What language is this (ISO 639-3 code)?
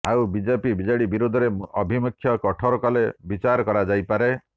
ori